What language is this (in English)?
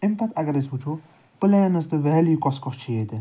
Kashmiri